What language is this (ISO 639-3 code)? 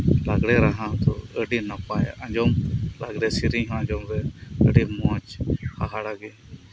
sat